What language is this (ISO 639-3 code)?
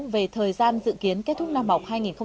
vie